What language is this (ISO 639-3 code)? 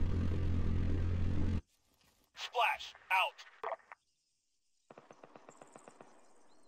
pol